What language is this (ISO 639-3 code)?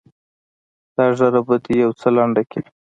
pus